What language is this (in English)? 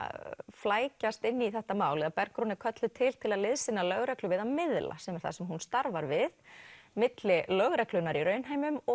Icelandic